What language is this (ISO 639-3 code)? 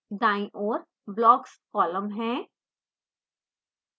hin